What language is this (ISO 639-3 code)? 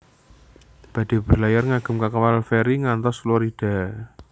jav